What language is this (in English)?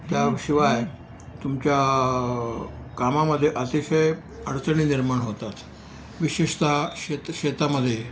Marathi